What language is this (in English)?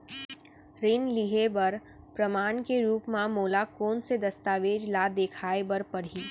Chhattisgarhi